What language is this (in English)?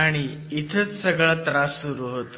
Marathi